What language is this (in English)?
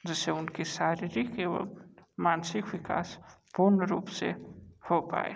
Hindi